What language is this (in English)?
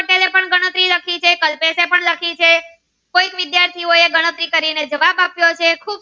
Gujarati